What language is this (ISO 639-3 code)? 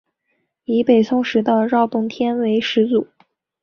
zho